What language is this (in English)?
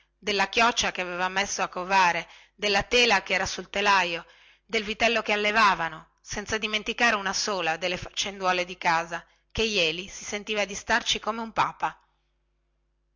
Italian